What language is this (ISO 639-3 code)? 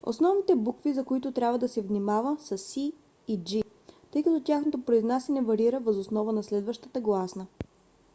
bul